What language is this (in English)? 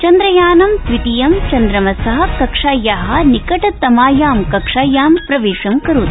Sanskrit